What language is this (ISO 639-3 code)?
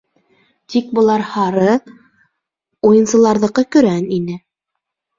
bak